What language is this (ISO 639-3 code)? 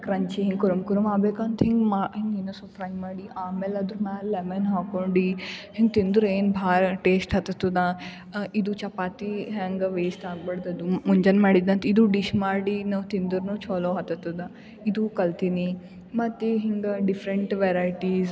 kan